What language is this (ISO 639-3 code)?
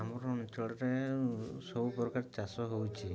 ori